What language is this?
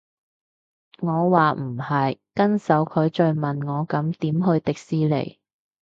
Cantonese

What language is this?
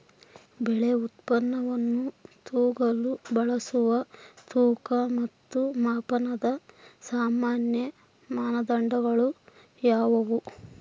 Kannada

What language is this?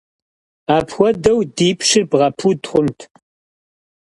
Kabardian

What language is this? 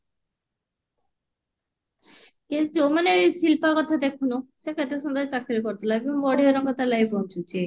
Odia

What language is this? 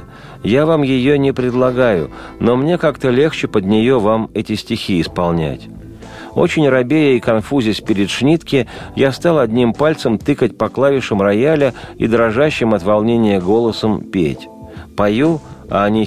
Russian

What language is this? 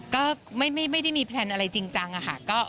Thai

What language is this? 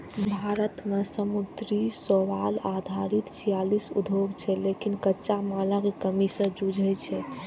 Maithili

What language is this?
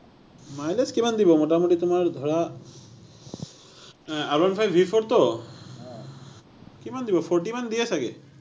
Assamese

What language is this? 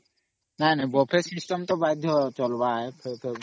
Odia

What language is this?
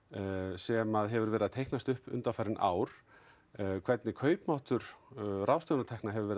Icelandic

